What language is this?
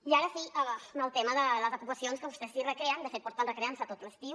Catalan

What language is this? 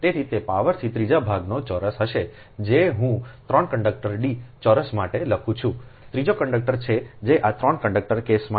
Gujarati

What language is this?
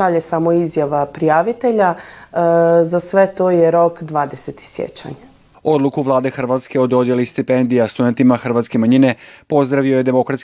Croatian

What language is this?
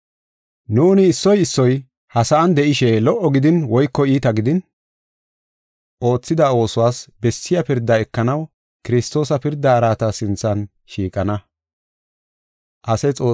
Gofa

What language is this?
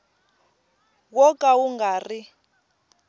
Tsonga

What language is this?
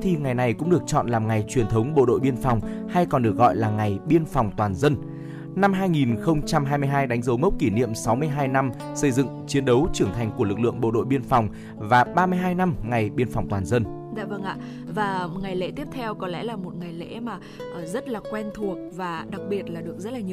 Vietnamese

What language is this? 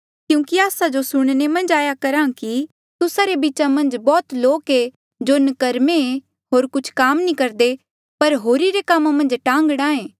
Mandeali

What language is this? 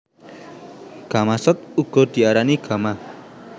Javanese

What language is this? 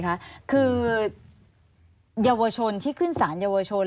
Thai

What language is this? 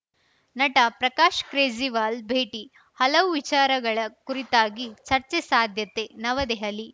Kannada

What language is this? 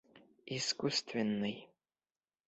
Bashkir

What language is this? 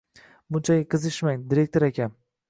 Uzbek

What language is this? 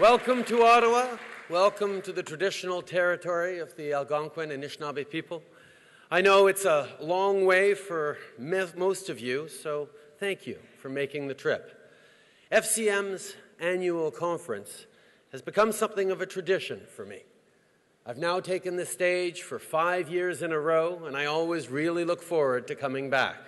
English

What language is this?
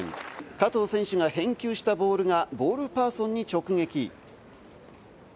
Japanese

